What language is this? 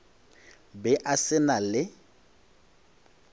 Northern Sotho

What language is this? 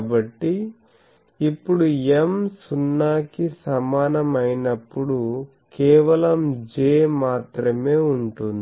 Telugu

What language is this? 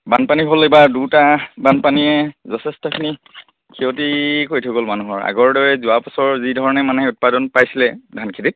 Assamese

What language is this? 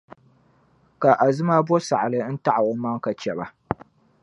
Dagbani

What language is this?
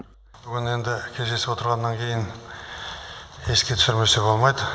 Kazakh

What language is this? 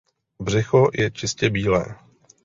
Czech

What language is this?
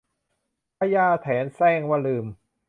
Thai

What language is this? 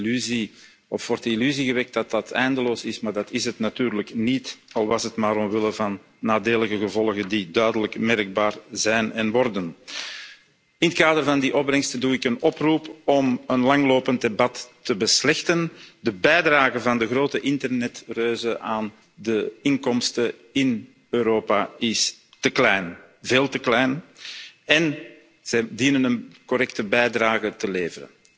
Dutch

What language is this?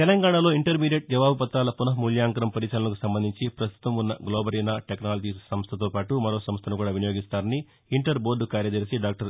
Telugu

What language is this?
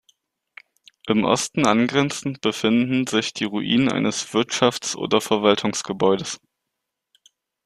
German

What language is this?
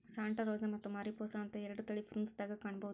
Kannada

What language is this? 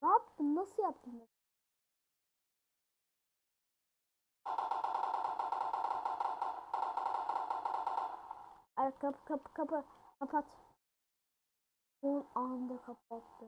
Turkish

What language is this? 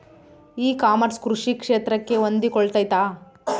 Kannada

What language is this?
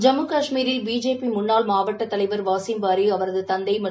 Tamil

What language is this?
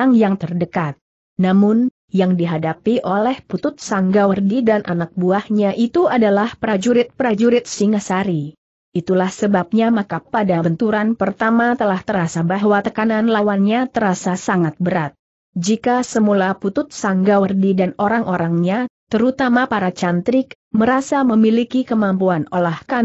Indonesian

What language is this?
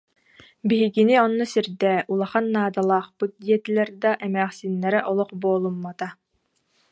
Yakut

